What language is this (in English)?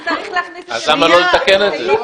Hebrew